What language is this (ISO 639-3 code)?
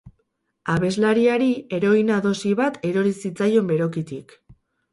eus